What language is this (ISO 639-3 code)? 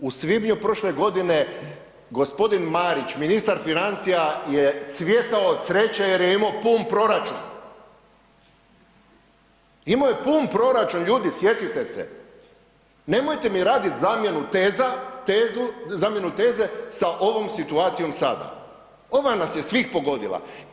hrv